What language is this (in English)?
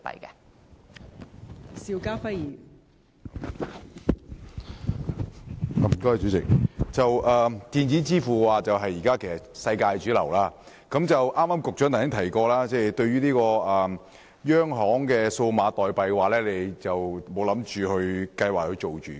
Cantonese